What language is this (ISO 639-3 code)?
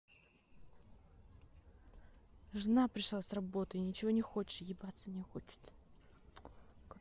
rus